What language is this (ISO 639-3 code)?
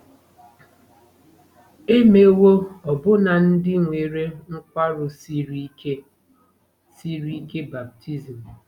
ibo